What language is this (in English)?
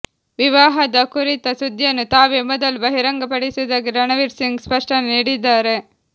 Kannada